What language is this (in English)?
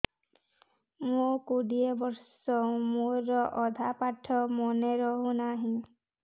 Odia